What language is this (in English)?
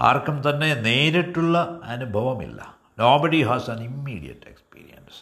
Malayalam